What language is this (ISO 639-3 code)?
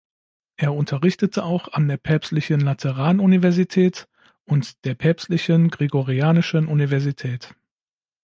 deu